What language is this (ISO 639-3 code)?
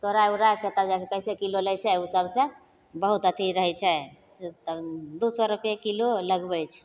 mai